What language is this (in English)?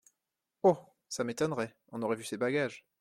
French